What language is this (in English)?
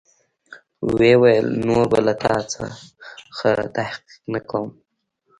Pashto